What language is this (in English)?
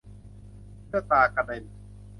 Thai